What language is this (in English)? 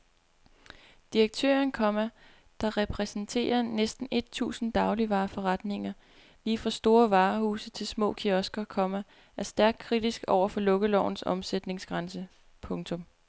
Danish